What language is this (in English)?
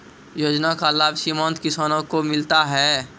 Maithili